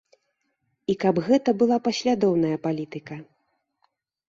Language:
Belarusian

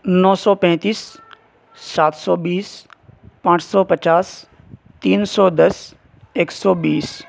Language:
Urdu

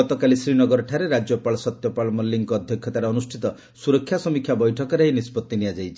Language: Odia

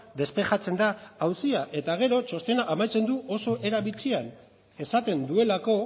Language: Basque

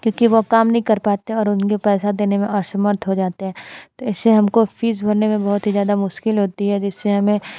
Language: Hindi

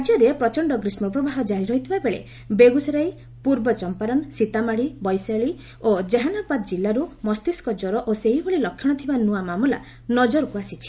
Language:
Odia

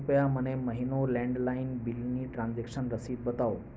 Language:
Gujarati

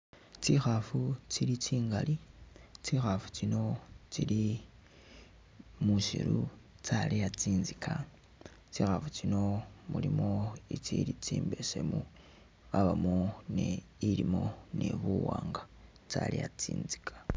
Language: Masaaba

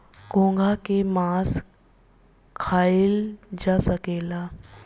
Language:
Bhojpuri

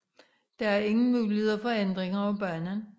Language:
Danish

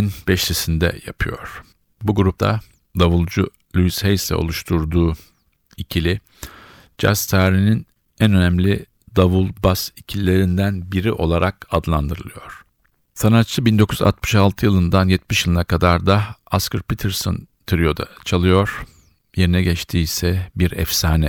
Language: Turkish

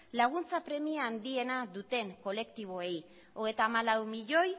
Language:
Basque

